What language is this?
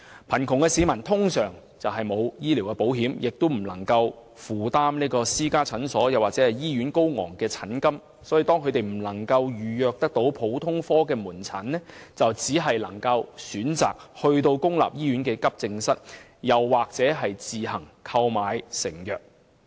Cantonese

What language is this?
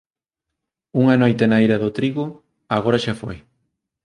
Galician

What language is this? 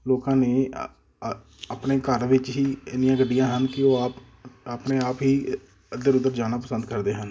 Punjabi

